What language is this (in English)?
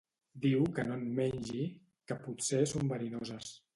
Catalan